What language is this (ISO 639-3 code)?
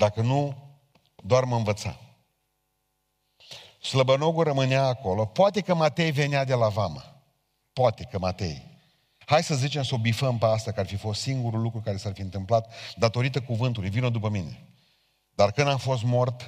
ron